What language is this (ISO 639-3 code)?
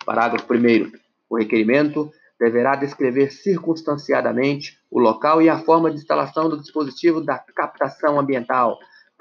por